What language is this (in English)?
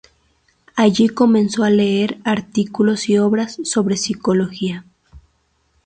Spanish